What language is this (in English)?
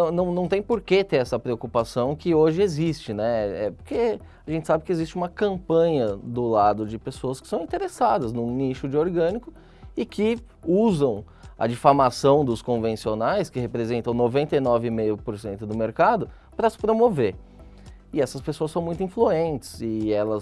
Portuguese